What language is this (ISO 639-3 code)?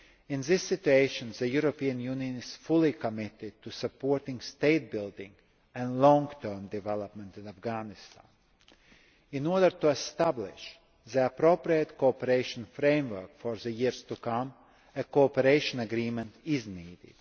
eng